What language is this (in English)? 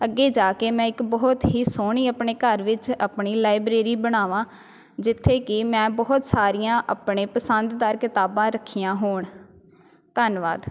Punjabi